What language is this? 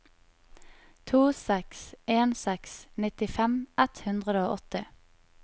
Norwegian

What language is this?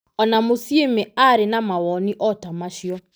Kikuyu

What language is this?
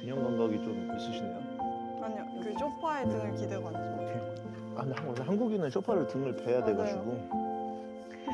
Korean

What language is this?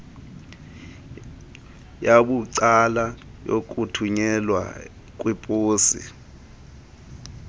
Xhosa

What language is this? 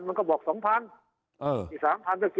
Thai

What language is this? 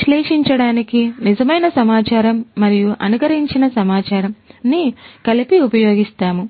Telugu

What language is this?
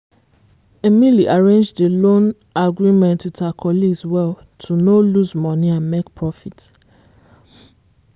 Nigerian Pidgin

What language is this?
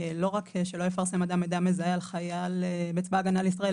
Hebrew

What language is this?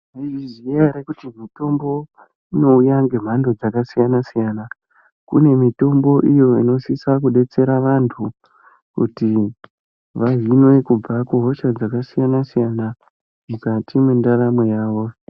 Ndau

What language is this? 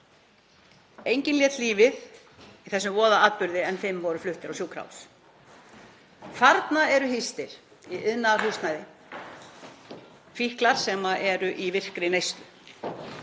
Icelandic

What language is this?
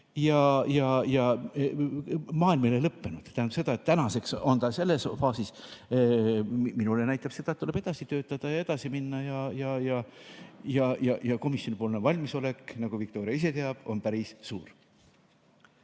Estonian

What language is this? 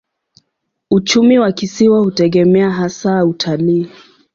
Swahili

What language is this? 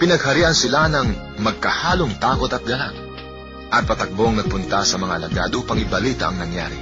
Filipino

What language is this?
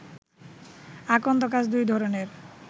Bangla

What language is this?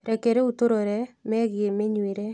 Kikuyu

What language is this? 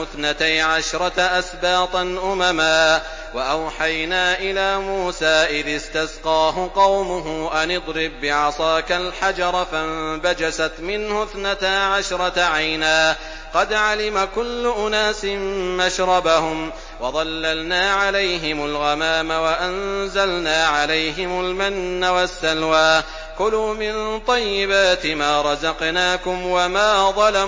Arabic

